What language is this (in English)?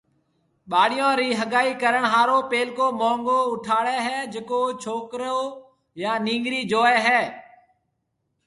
Marwari (Pakistan)